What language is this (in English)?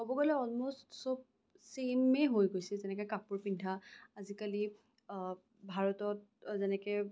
Assamese